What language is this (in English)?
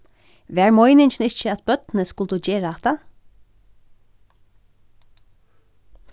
Faroese